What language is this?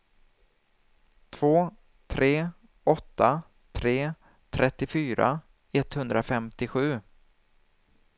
Swedish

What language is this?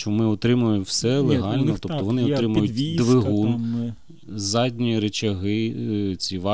Ukrainian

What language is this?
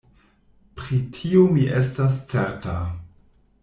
Esperanto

